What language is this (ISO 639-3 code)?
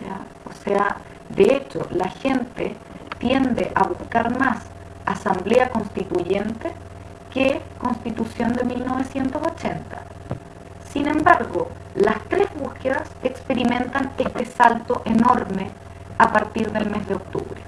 spa